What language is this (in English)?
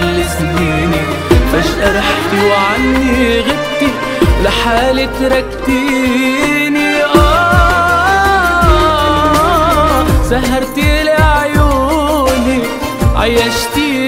Arabic